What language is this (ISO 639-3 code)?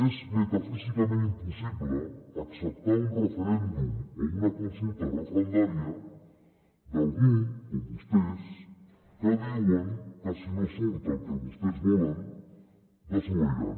cat